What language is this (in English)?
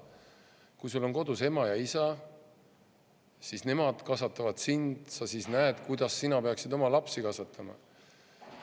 Estonian